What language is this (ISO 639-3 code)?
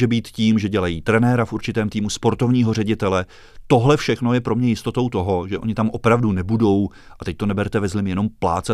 ces